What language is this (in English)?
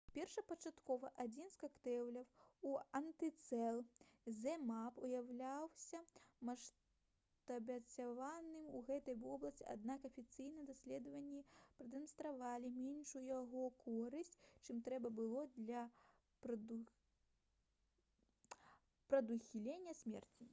Belarusian